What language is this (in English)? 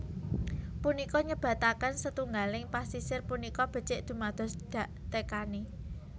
Javanese